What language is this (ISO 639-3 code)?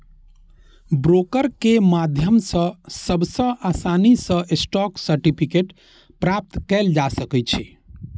mai